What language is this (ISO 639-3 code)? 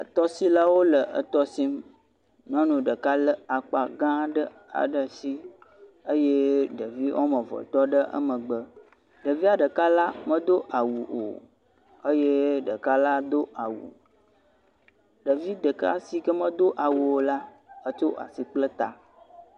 ewe